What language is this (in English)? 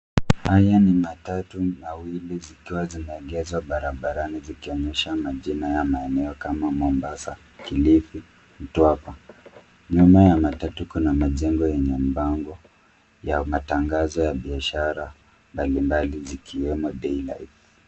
Swahili